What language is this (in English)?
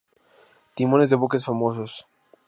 Spanish